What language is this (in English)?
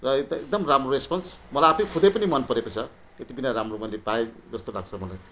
Nepali